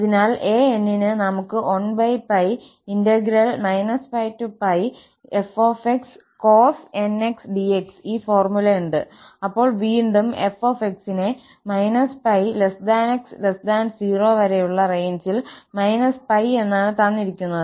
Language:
Malayalam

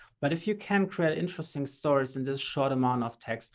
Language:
English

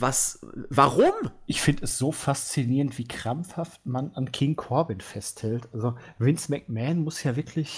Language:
German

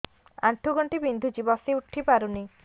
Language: Odia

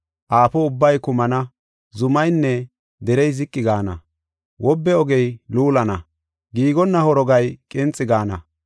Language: Gofa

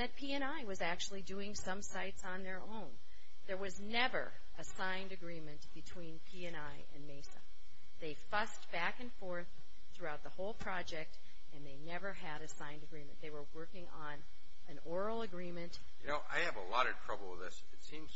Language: English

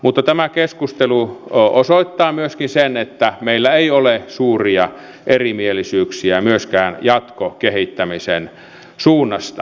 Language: Finnish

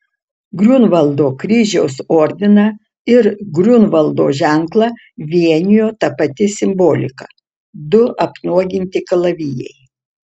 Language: Lithuanian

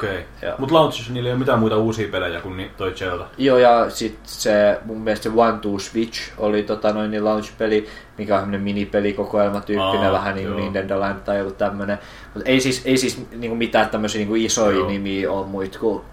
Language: Finnish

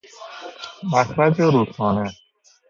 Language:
Persian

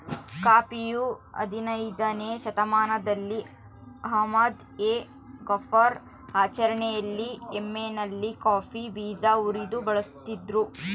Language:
Kannada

